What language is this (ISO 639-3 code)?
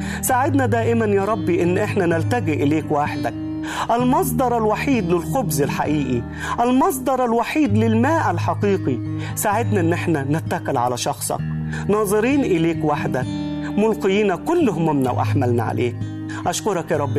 ara